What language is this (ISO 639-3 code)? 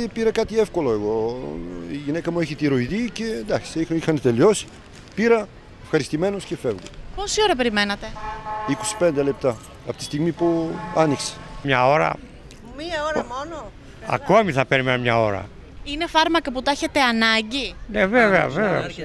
ell